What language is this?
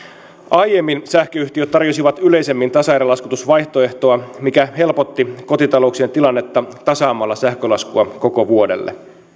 Finnish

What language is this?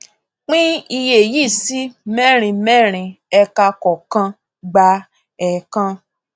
Yoruba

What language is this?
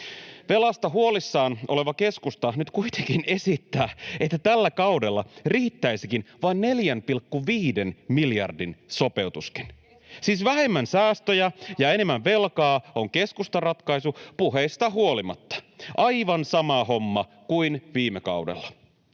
Finnish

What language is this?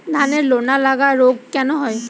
Bangla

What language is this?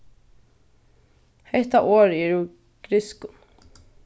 Faroese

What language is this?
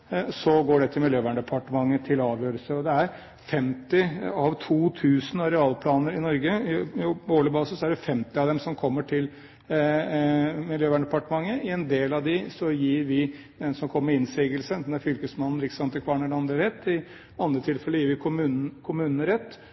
Norwegian Bokmål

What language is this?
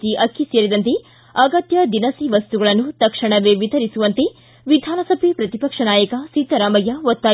Kannada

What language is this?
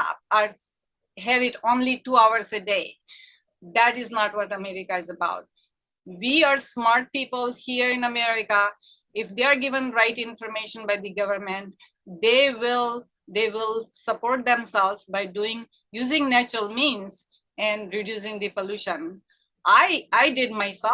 English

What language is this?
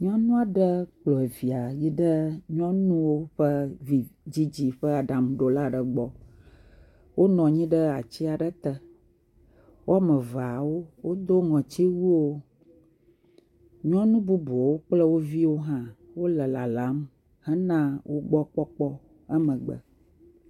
Ewe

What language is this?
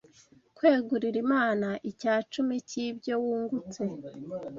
Kinyarwanda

